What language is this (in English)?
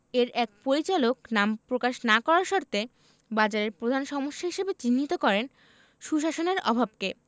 Bangla